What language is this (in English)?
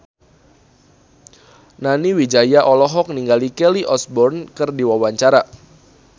Sundanese